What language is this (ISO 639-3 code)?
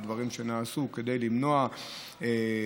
heb